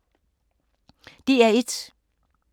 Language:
Danish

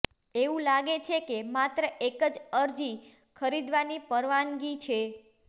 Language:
Gujarati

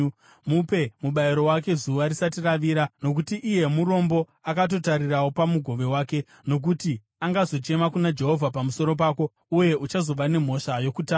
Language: Shona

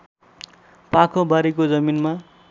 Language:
Nepali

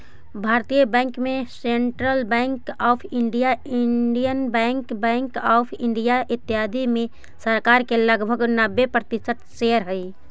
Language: Magahi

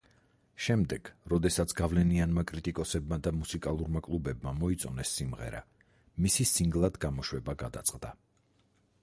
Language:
Georgian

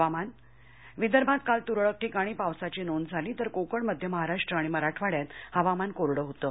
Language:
Marathi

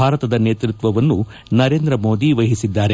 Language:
Kannada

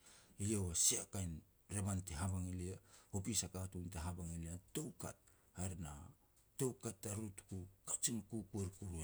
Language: Petats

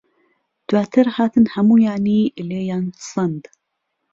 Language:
Central Kurdish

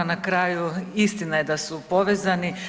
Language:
Croatian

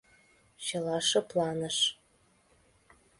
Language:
Mari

